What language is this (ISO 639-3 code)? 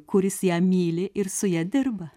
lit